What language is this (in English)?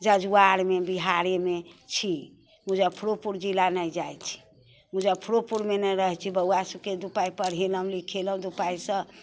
Maithili